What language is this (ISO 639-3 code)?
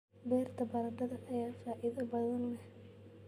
som